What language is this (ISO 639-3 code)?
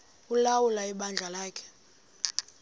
xho